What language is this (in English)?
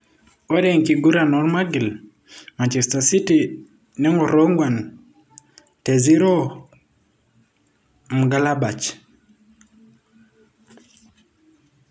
Masai